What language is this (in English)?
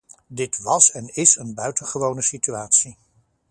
Dutch